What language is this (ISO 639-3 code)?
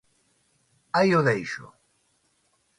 glg